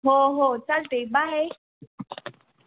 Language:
Marathi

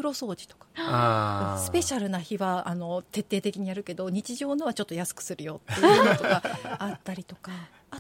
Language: Japanese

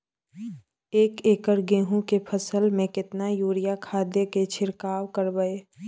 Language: Maithili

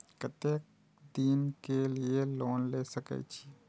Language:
Maithili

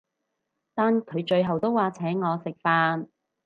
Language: Cantonese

